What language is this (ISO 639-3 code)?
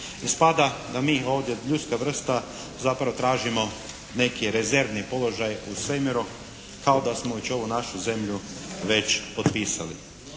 hrv